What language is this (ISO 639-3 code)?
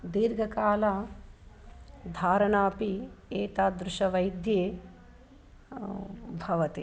san